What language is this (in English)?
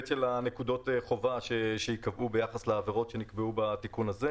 Hebrew